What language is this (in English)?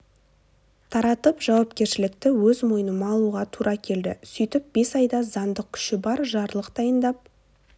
Kazakh